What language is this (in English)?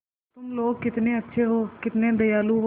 Hindi